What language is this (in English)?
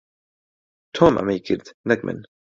Central Kurdish